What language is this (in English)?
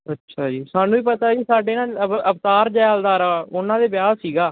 Punjabi